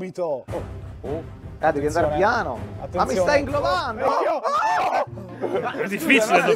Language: Italian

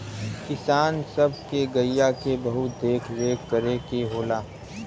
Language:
Bhojpuri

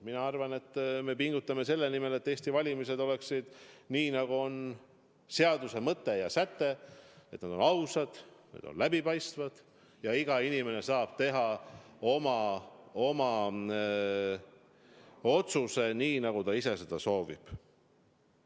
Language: Estonian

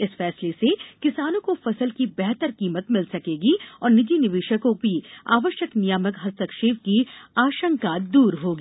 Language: Hindi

